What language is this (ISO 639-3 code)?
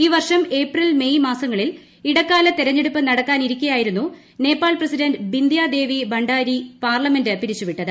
mal